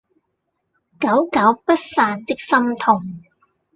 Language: Cantonese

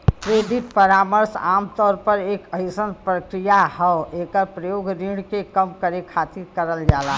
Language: Bhojpuri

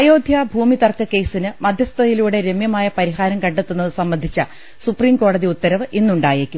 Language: Malayalam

